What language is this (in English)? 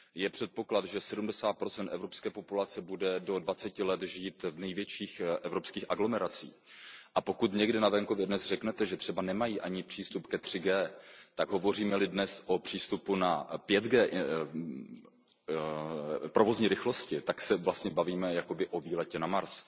Czech